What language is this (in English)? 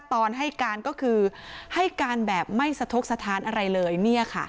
Thai